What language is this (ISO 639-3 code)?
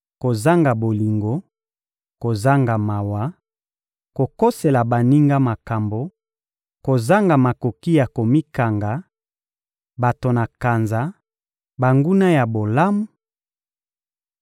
lin